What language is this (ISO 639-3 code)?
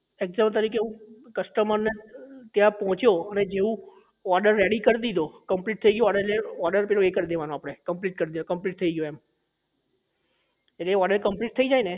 guj